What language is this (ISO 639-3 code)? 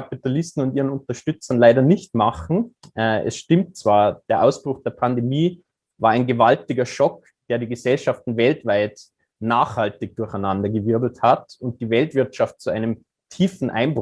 deu